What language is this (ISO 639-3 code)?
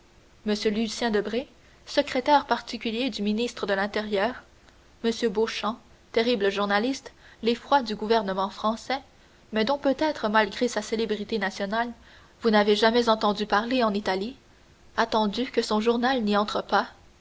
fra